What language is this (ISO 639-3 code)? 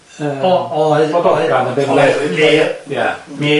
cym